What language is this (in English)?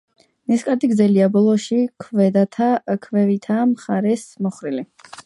Georgian